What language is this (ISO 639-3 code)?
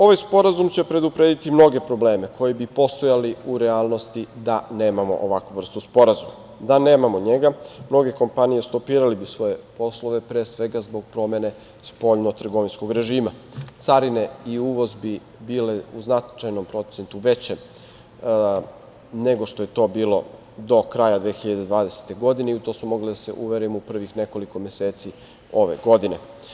srp